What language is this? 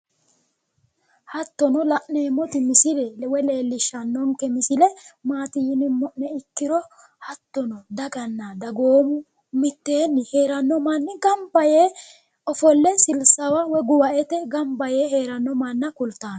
Sidamo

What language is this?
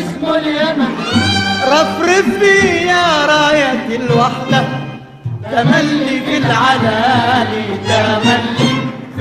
Arabic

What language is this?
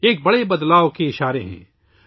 Urdu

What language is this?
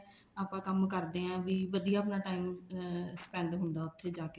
Punjabi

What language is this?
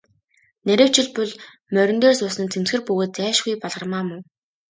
Mongolian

